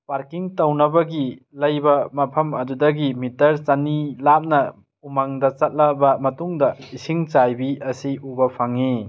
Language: Manipuri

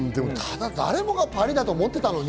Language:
Japanese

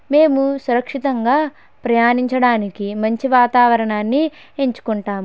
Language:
Telugu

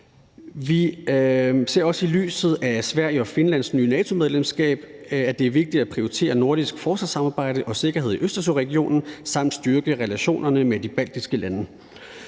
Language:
Danish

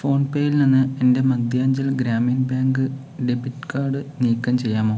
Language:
Malayalam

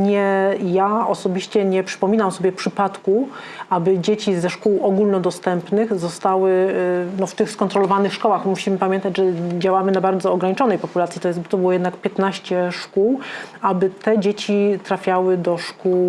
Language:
Polish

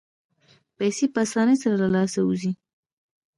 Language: Pashto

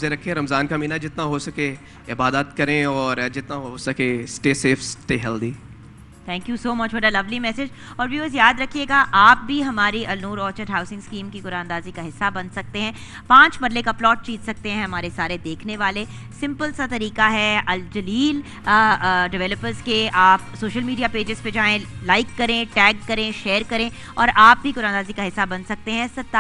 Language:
Hindi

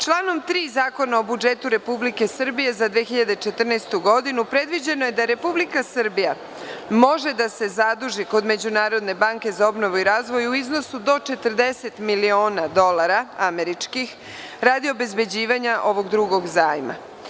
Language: Serbian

